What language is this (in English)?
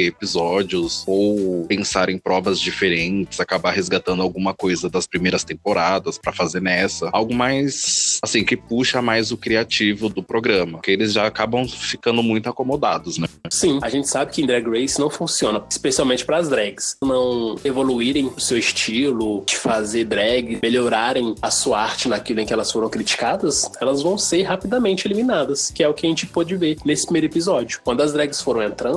Portuguese